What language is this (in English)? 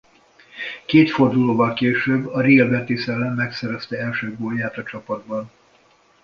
Hungarian